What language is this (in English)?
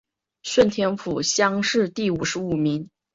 Chinese